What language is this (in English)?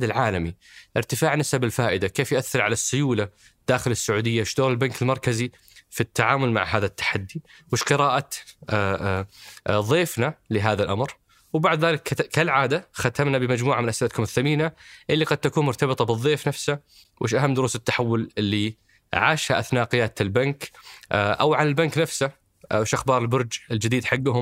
Arabic